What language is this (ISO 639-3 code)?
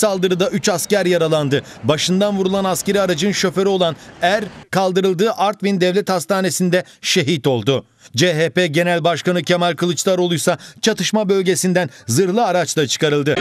tur